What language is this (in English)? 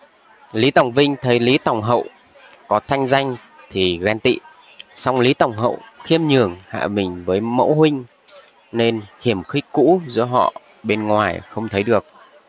Vietnamese